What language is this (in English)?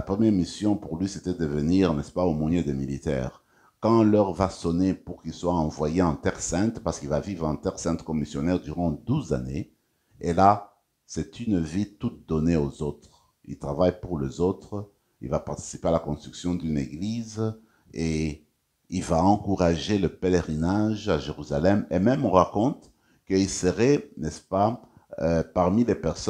French